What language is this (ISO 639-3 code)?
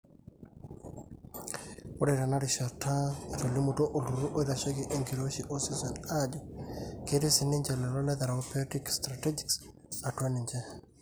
mas